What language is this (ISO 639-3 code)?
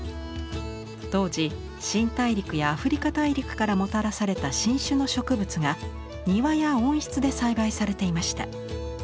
jpn